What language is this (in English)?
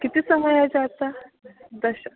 Sanskrit